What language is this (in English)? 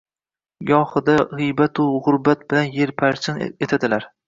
Uzbek